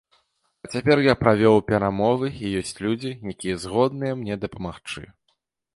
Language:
Belarusian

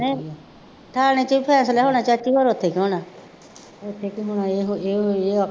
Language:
Punjabi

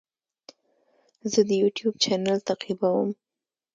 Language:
Pashto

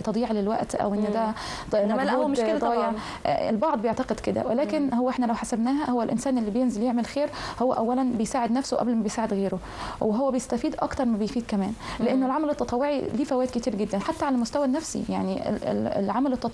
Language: Arabic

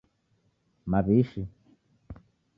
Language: Taita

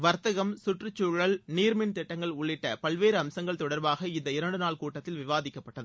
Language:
Tamil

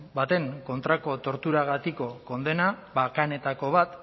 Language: Basque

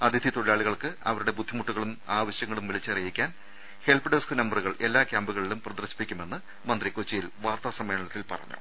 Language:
Malayalam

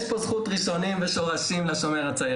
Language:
Hebrew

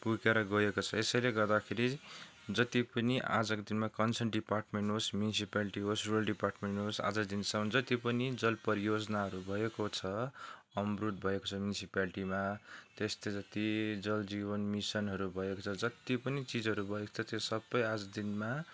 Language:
Nepali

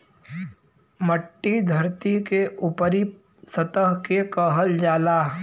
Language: Bhojpuri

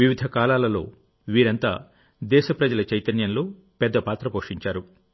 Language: Telugu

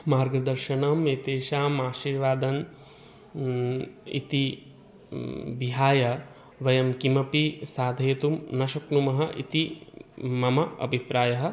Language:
Sanskrit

